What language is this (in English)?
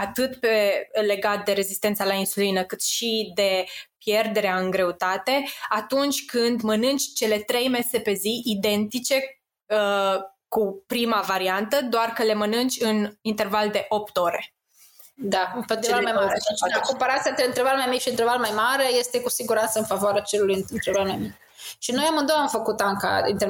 Romanian